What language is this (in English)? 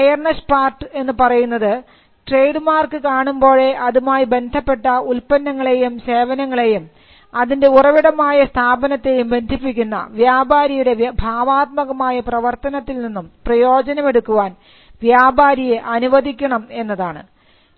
Malayalam